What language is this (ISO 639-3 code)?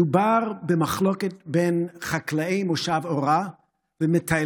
heb